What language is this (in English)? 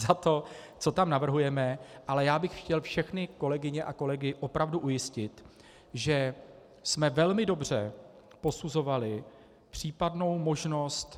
Czech